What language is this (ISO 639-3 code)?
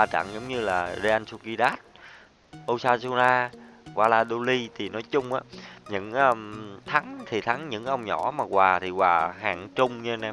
vie